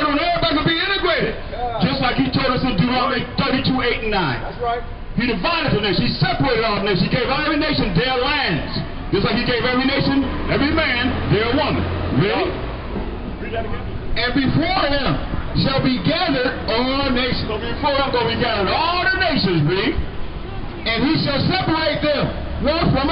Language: English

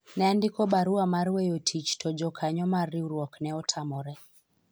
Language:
Luo (Kenya and Tanzania)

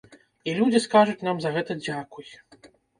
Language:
Belarusian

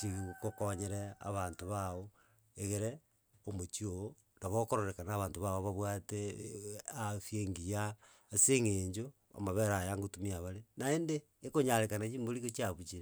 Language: Gusii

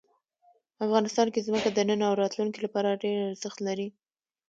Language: Pashto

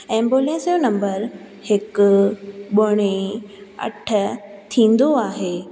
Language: Sindhi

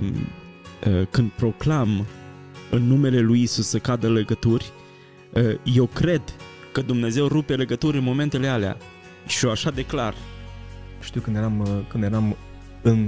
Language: Romanian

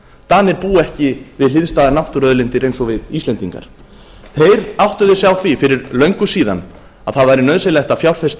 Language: Icelandic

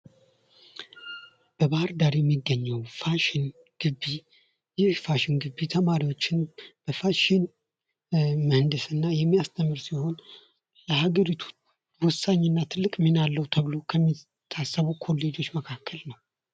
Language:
Amharic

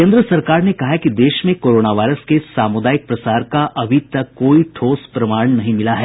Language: Hindi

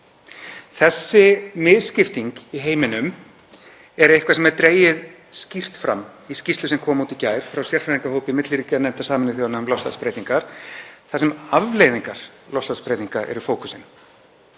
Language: Icelandic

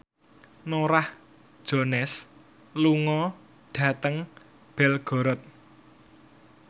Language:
Javanese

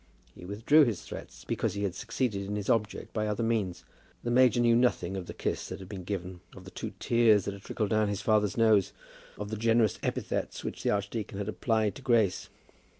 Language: English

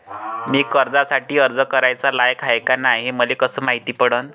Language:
Marathi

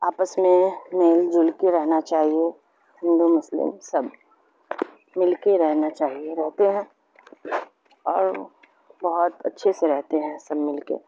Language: Urdu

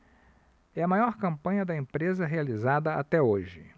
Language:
Portuguese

